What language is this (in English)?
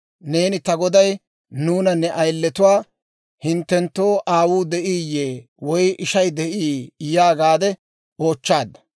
Dawro